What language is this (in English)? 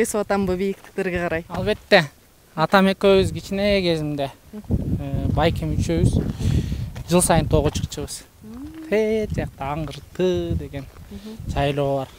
Turkish